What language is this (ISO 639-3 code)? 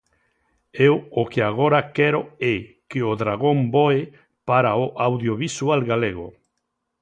glg